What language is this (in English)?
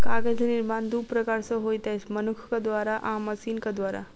Maithili